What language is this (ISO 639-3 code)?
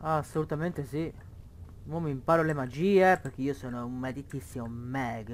ita